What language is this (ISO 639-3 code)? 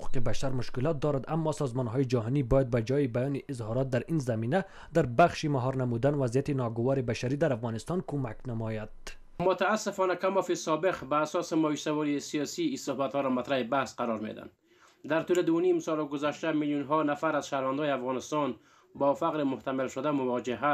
fas